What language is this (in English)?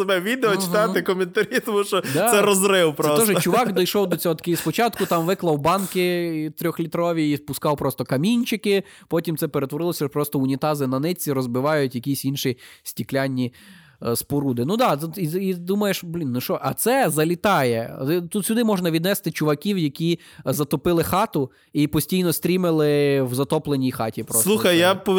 Ukrainian